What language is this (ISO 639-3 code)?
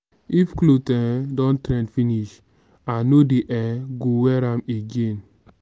pcm